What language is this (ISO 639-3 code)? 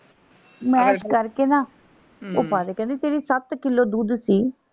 pan